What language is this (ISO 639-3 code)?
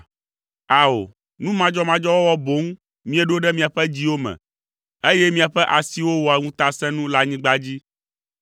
ewe